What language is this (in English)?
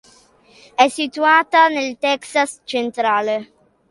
Italian